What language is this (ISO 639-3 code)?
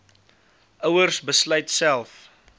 afr